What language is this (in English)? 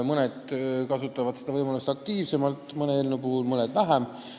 Estonian